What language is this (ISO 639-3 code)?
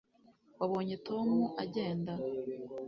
kin